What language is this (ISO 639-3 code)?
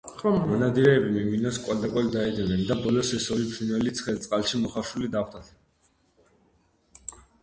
kat